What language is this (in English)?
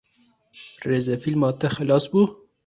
Kurdish